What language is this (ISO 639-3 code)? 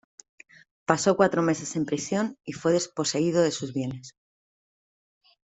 spa